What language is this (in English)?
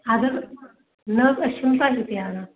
Kashmiri